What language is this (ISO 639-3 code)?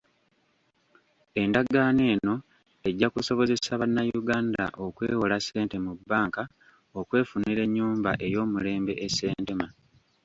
lug